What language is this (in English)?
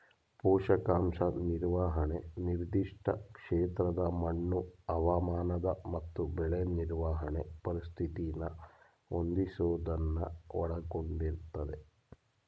Kannada